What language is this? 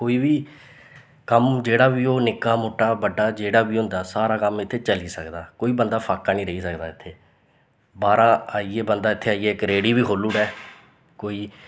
Dogri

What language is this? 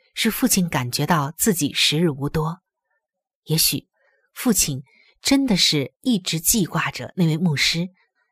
Chinese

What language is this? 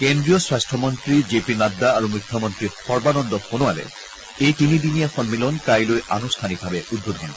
Assamese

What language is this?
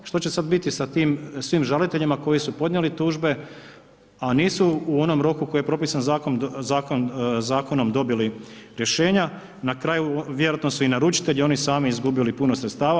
Croatian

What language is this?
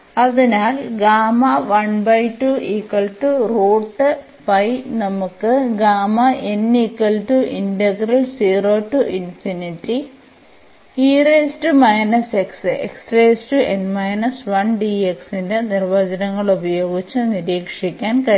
Malayalam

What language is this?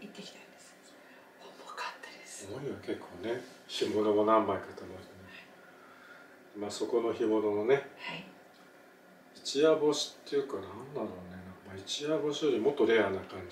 Japanese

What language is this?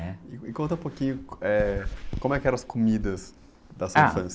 Portuguese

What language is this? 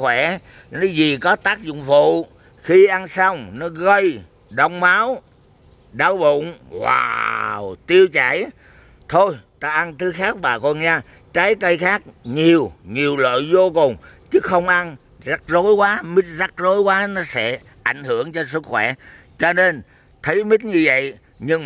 Vietnamese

